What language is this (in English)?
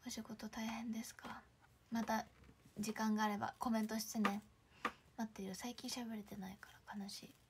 Japanese